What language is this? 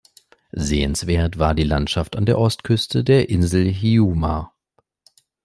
German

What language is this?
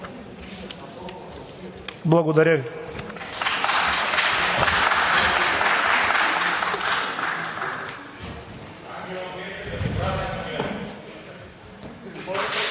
Bulgarian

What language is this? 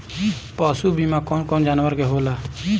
Bhojpuri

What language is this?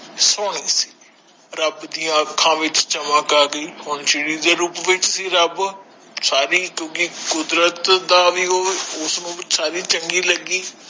Punjabi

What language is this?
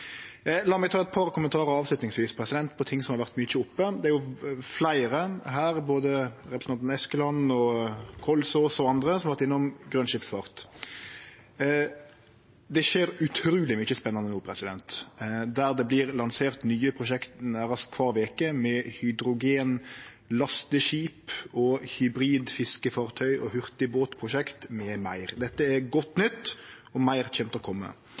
Norwegian Nynorsk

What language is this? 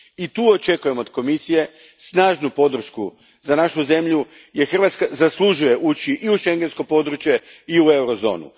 Croatian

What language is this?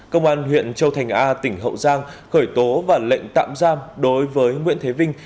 Vietnamese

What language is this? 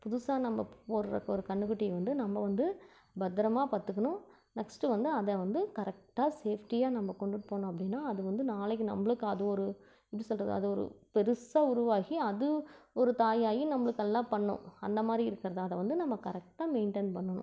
Tamil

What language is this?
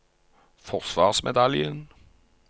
Norwegian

